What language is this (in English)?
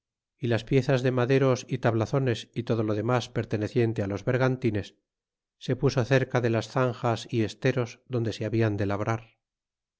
Spanish